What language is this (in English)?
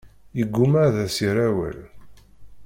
Kabyle